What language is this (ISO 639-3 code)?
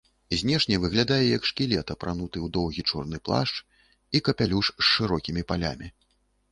bel